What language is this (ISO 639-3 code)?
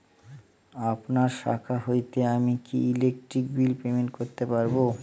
ben